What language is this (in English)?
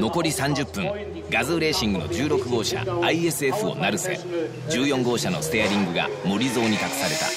Japanese